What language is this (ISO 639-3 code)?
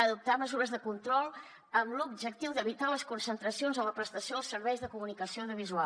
cat